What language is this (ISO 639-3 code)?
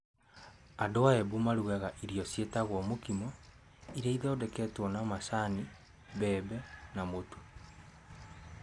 kik